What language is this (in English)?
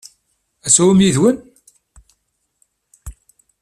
Kabyle